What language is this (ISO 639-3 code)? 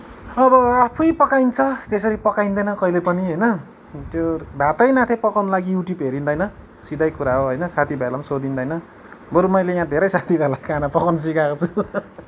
nep